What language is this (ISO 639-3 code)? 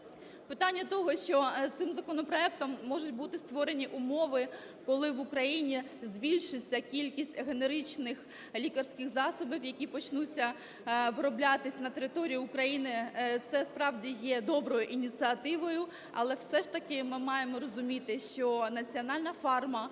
ukr